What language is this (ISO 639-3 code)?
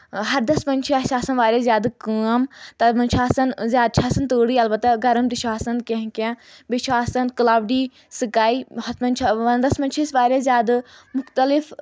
kas